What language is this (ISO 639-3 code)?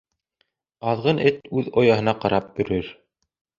bak